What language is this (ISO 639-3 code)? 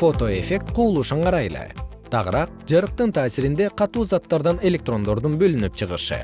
kir